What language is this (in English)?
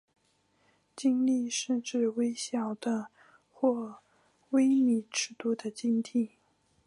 Chinese